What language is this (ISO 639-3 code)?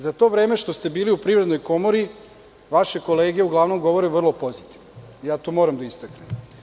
srp